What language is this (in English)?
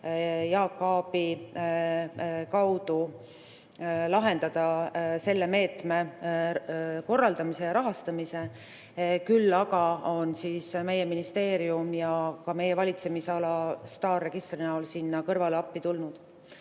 Estonian